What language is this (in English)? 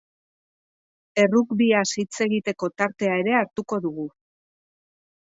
Basque